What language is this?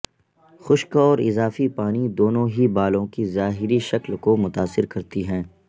Urdu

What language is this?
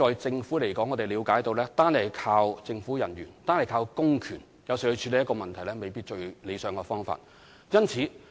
Cantonese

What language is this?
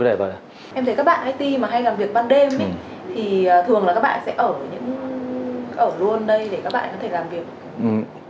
Vietnamese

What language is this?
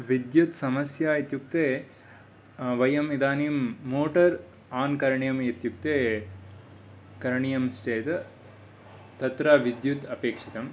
Sanskrit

